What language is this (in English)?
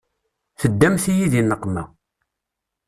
Kabyle